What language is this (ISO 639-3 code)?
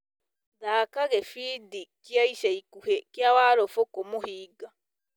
kik